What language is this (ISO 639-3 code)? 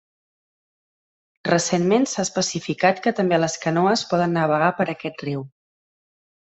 cat